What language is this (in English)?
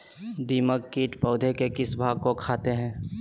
Magahi